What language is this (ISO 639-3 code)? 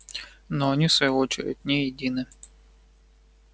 rus